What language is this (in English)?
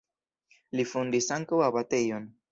Esperanto